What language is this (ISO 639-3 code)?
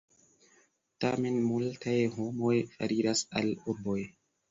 epo